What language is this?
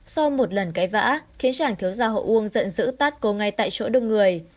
Vietnamese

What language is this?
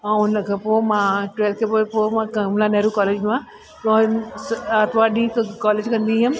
Sindhi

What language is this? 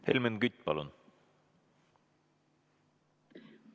Estonian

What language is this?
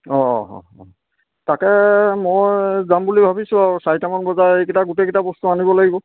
Assamese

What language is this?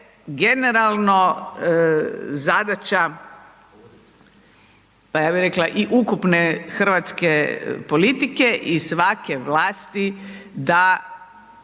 Croatian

